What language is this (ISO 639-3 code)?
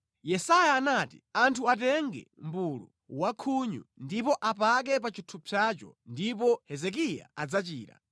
nya